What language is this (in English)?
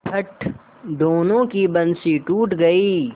Hindi